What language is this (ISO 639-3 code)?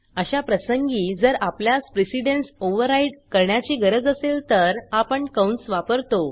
mar